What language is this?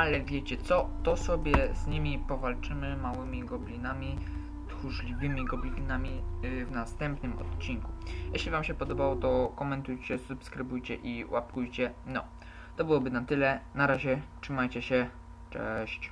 Polish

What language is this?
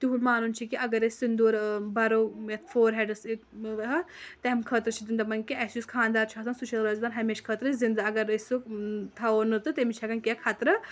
Kashmiri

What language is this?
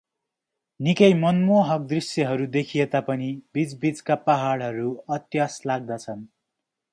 Nepali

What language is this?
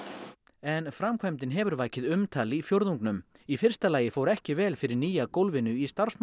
Icelandic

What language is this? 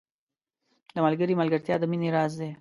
Pashto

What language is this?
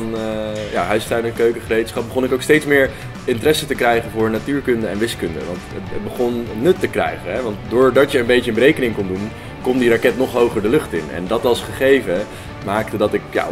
Dutch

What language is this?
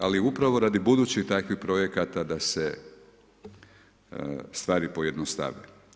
Croatian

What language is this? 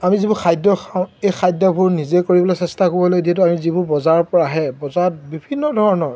Assamese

